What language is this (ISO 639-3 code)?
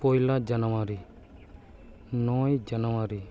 sat